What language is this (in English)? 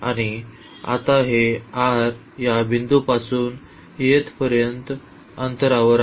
Marathi